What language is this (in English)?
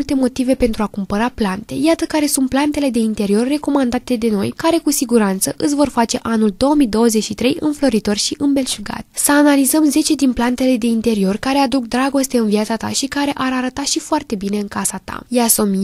Romanian